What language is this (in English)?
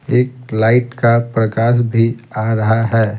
Hindi